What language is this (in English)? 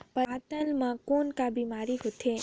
Chhattisgarhi